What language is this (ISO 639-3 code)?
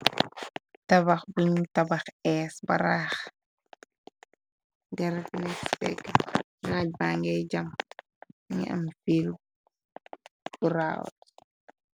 wol